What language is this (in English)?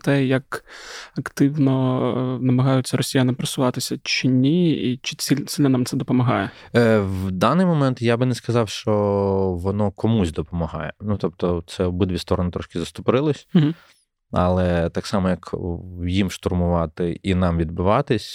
Ukrainian